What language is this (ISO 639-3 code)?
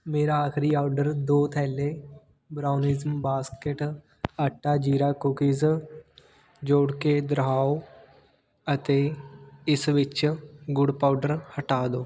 pan